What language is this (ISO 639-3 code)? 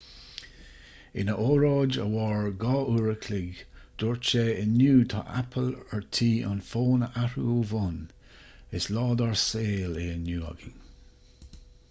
gle